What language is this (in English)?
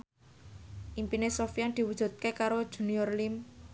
Javanese